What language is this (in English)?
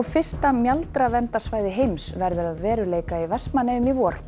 Icelandic